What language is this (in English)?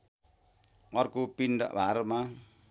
Nepali